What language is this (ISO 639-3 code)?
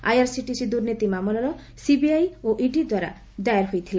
ori